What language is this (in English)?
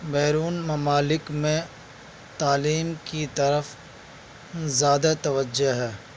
Urdu